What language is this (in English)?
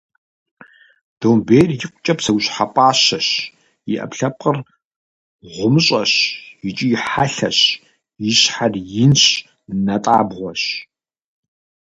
Kabardian